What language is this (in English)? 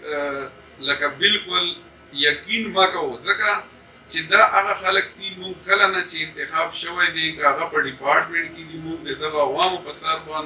Romanian